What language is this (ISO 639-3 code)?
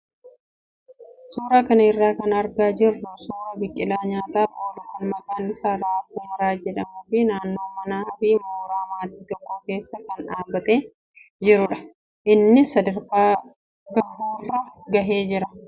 orm